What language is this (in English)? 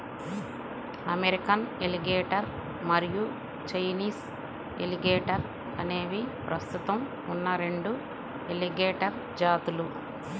Telugu